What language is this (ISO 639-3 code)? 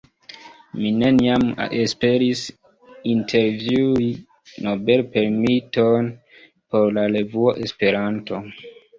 epo